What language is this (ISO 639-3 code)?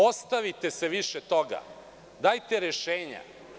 srp